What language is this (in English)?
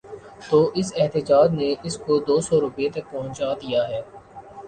Urdu